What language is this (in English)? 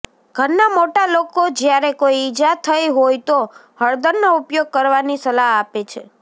Gujarati